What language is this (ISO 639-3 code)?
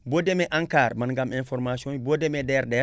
wol